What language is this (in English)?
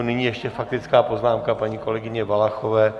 Czech